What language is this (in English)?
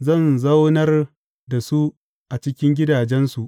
Hausa